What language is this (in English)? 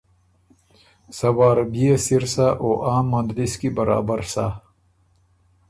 Ormuri